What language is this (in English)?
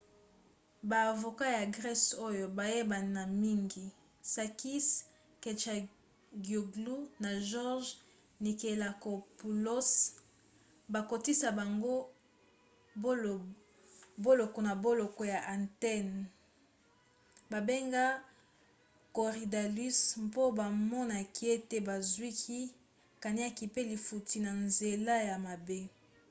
Lingala